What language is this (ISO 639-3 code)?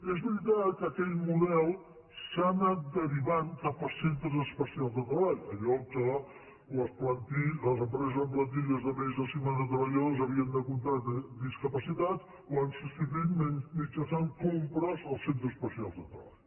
cat